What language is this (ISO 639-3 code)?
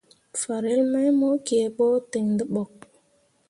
mua